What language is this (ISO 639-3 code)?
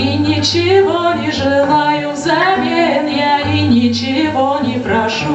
rus